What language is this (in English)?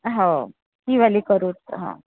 Marathi